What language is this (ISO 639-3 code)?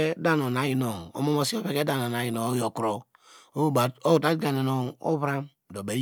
deg